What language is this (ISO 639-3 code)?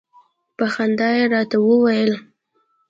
pus